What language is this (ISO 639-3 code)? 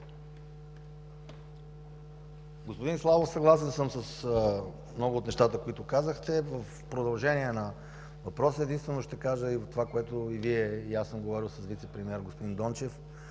bul